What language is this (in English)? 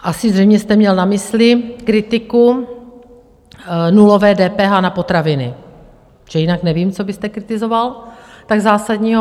Czech